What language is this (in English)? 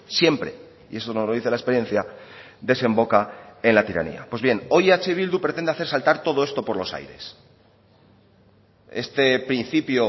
Spanish